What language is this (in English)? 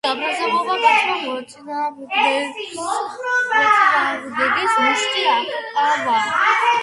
Georgian